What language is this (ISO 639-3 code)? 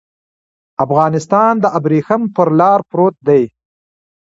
pus